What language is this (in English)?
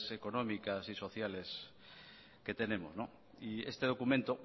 Spanish